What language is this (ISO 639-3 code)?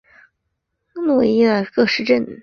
zho